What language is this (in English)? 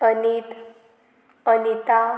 Konkani